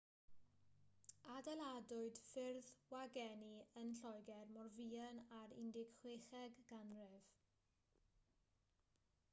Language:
Welsh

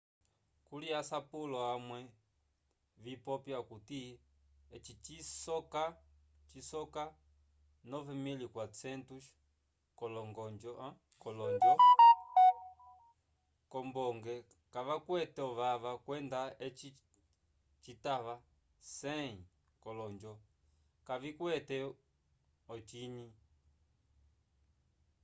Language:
Umbundu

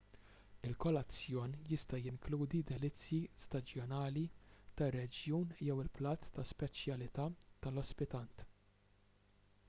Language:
Maltese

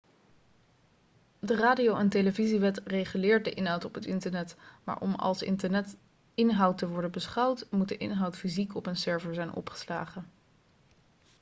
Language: Dutch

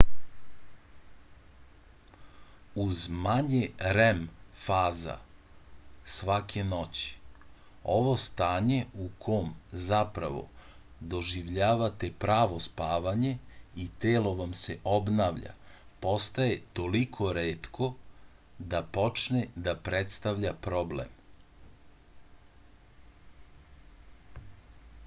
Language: Serbian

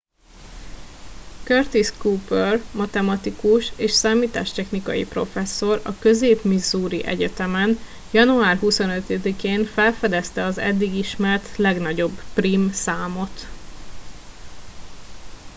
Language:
Hungarian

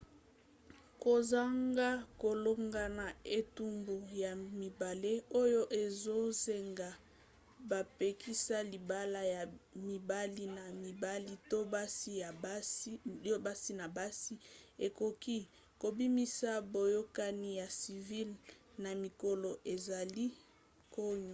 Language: Lingala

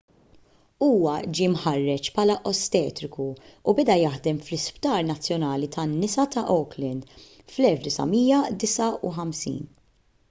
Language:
Maltese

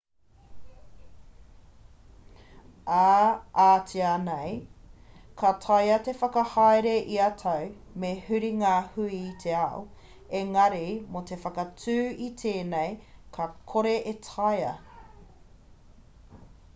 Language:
Māori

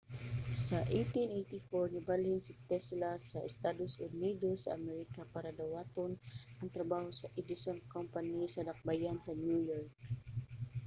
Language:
Cebuano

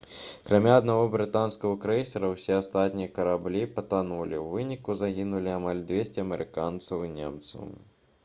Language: Belarusian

